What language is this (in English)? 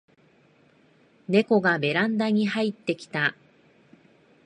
Japanese